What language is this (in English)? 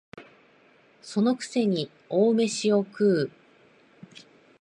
Japanese